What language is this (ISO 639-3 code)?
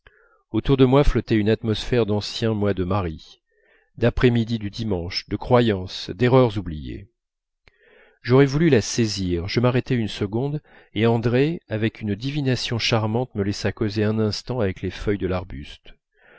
fra